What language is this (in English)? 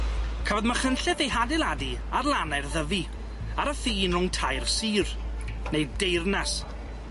Welsh